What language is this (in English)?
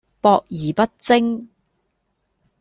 Cantonese